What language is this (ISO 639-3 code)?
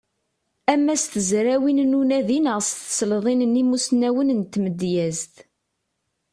kab